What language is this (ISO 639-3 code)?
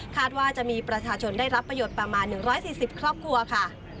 tha